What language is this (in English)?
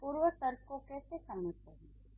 Hindi